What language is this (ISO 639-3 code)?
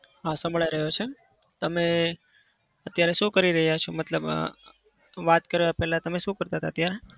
guj